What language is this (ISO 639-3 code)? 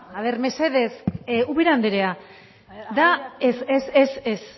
eus